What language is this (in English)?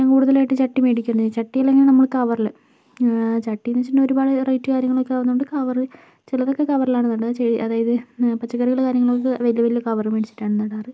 Malayalam